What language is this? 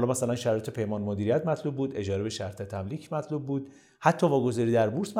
Persian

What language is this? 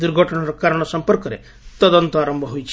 Odia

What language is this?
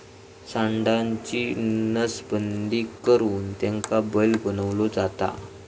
Marathi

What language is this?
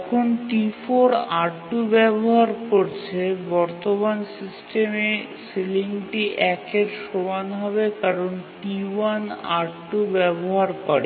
Bangla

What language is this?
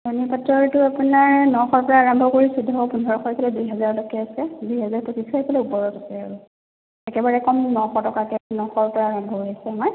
Assamese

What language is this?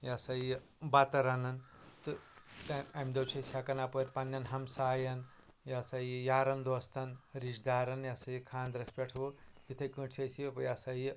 Kashmiri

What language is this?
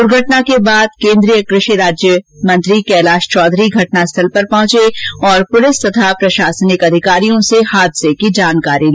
Hindi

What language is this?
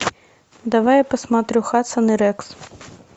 Russian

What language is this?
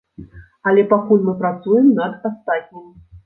Belarusian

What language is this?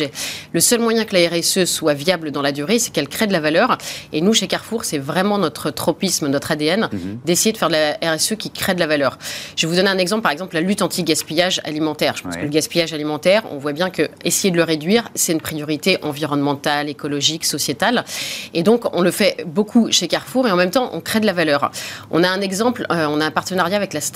French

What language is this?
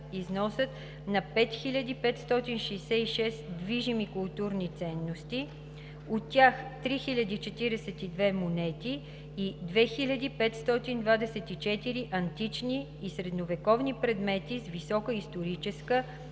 Bulgarian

